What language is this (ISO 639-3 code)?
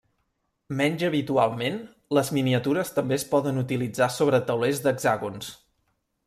cat